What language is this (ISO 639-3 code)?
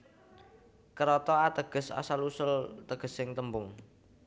jav